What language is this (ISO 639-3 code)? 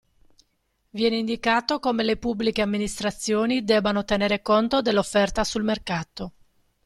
ita